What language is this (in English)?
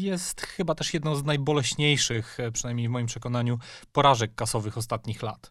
Polish